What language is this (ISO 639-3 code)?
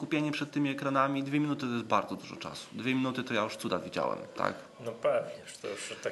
pol